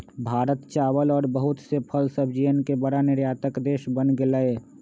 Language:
Magahi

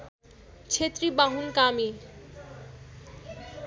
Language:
Nepali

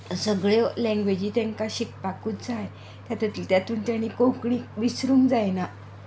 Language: Konkani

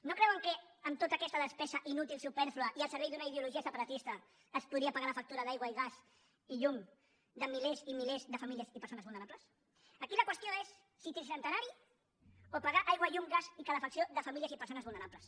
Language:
Catalan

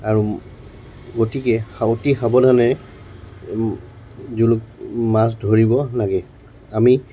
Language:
Assamese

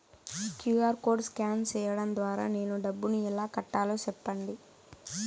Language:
Telugu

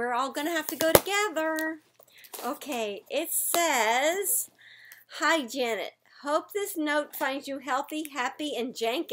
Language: English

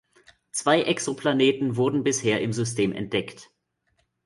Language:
German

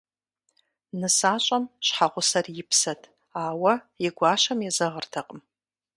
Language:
Kabardian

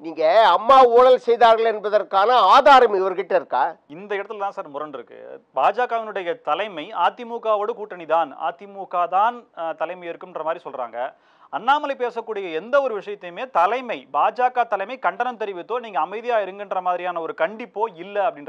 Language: Romanian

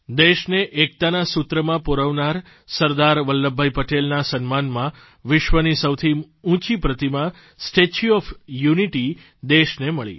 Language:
Gujarati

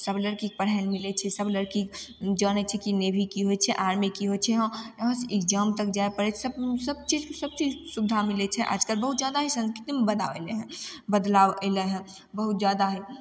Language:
Maithili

